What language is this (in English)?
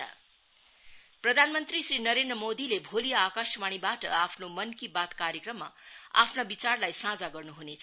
Nepali